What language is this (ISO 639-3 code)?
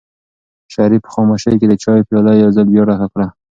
pus